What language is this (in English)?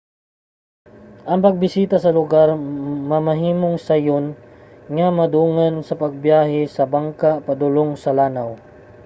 Cebuano